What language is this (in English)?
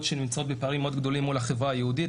Hebrew